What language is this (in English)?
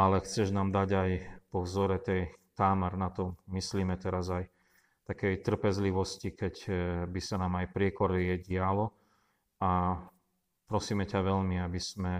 Slovak